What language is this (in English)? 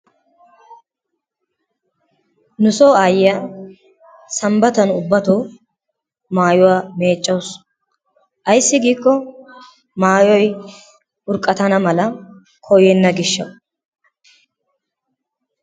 Wolaytta